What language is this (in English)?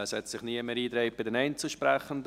Swiss German